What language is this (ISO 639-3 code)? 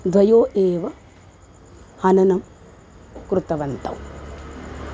san